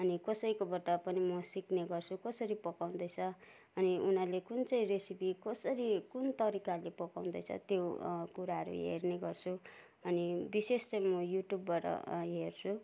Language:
Nepali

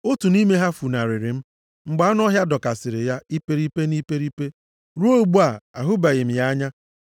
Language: Igbo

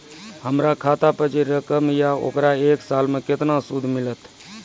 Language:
Maithili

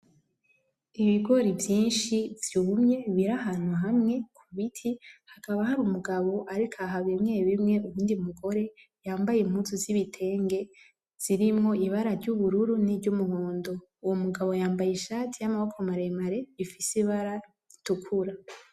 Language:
Rundi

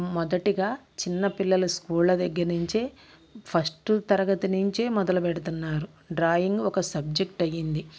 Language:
Telugu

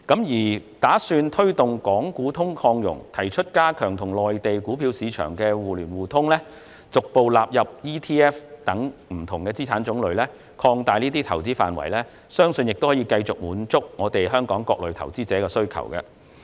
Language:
Cantonese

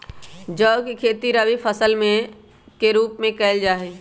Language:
Magahi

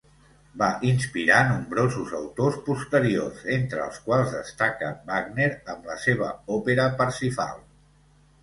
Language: Catalan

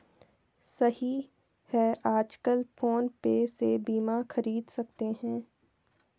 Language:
Hindi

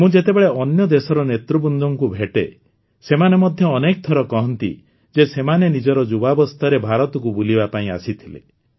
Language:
Odia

